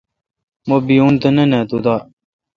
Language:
Kalkoti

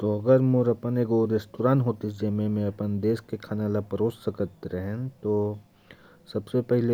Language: Korwa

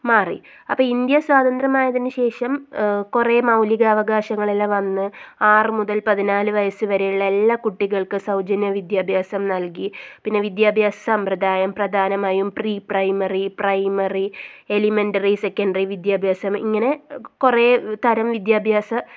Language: Malayalam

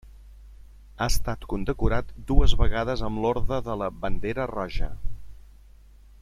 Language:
Catalan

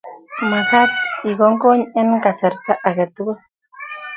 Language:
Kalenjin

